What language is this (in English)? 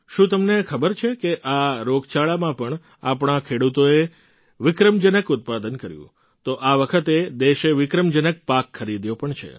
Gujarati